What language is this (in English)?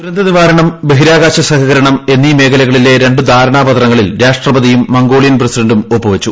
Malayalam